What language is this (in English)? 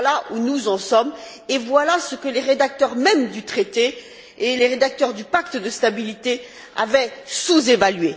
French